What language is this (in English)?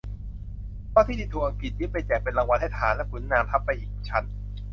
Thai